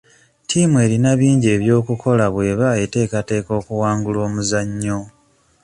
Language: Ganda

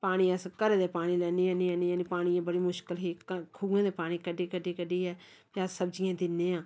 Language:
Dogri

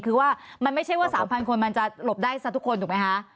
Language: Thai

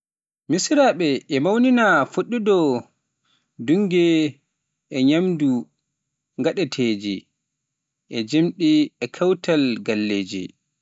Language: Pular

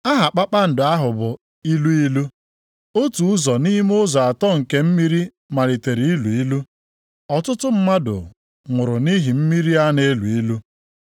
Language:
Igbo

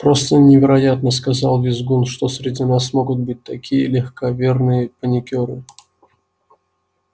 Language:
Russian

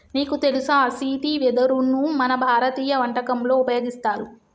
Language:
Telugu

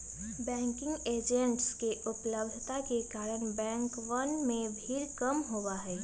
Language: Magahi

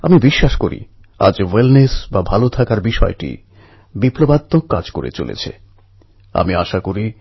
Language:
Bangla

